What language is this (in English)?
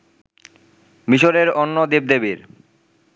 Bangla